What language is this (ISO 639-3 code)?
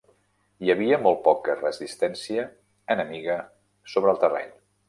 cat